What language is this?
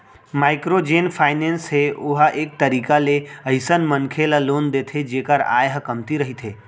Chhattisgarhi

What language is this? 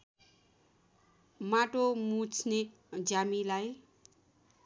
Nepali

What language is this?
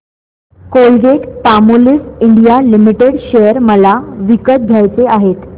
Marathi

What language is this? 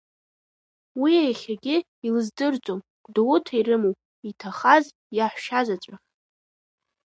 Abkhazian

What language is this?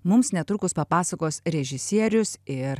Lithuanian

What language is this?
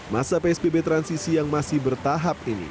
Indonesian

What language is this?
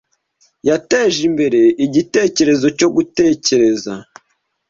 Kinyarwanda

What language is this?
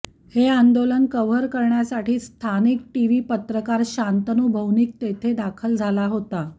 Marathi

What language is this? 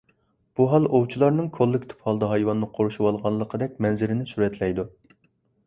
Uyghur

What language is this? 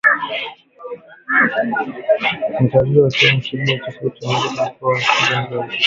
Swahili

